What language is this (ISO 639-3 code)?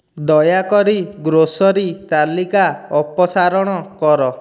ori